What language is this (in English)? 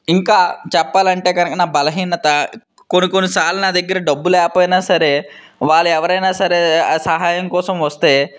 Telugu